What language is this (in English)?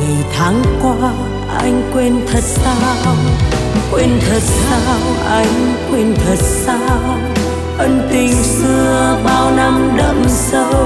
Vietnamese